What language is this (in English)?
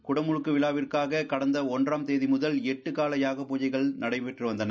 Tamil